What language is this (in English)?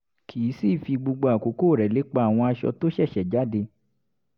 Yoruba